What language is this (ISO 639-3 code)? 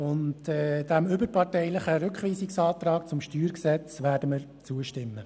gsw